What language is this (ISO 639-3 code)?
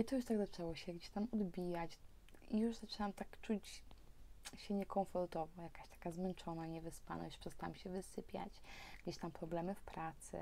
pol